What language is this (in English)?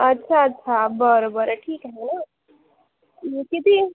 Marathi